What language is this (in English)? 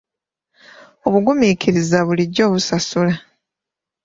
Ganda